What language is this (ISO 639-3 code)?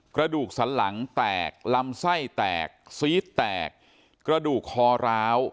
tha